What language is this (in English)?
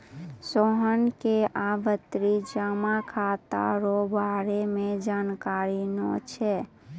Maithili